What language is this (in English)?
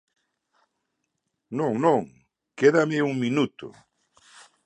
Galician